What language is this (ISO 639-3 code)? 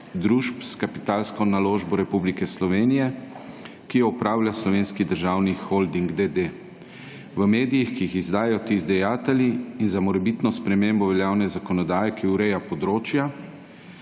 slv